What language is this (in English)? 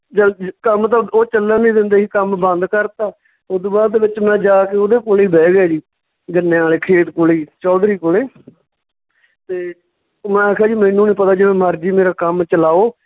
Punjabi